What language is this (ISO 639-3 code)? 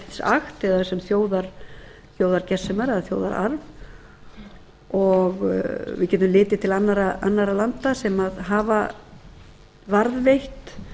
isl